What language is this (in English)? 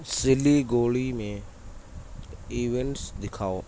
Urdu